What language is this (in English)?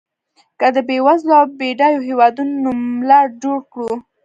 Pashto